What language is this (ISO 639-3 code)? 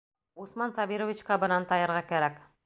bak